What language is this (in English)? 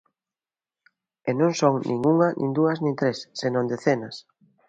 Galician